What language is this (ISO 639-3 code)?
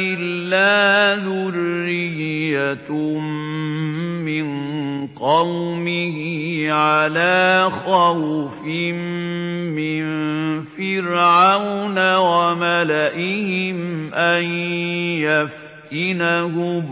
ara